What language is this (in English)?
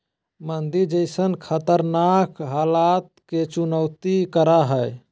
Magahi